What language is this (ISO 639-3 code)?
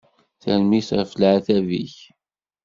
kab